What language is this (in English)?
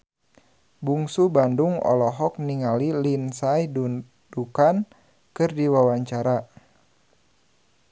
Sundanese